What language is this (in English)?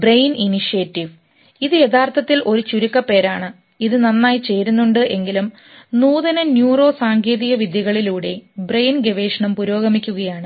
Malayalam